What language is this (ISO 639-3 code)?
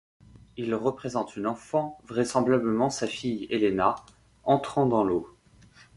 fra